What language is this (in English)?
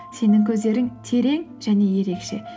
Kazakh